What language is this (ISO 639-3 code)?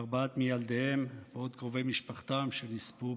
heb